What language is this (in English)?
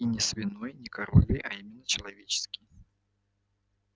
Russian